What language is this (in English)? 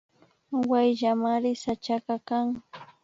Imbabura Highland Quichua